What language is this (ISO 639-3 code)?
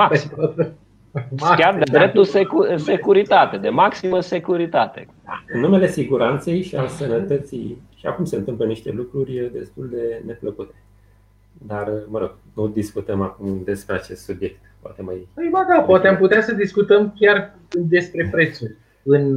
ron